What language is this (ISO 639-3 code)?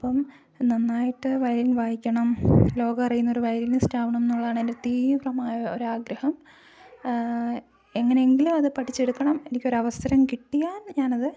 mal